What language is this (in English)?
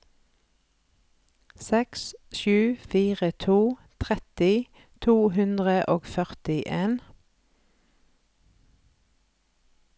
Norwegian